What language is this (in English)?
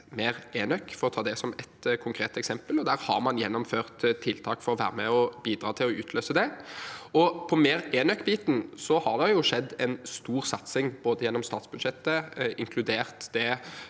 Norwegian